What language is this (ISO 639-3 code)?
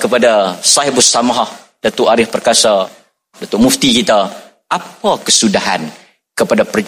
msa